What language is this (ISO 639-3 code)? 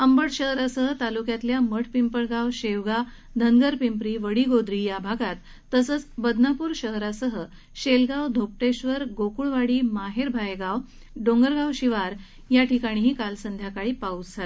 mar